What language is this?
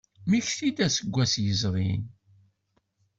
Kabyle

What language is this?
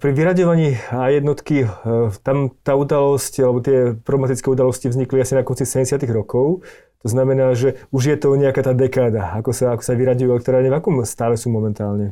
Slovak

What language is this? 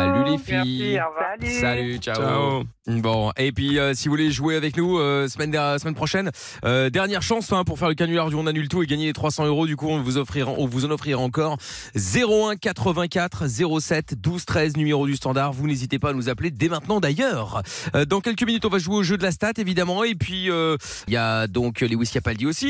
French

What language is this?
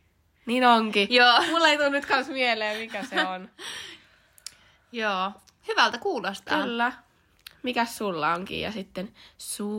Finnish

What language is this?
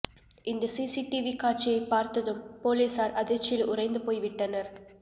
Tamil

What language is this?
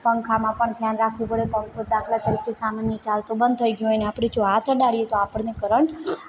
Gujarati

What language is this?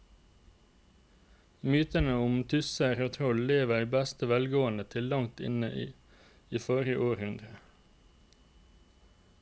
Norwegian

